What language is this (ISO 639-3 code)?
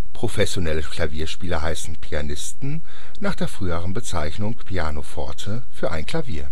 deu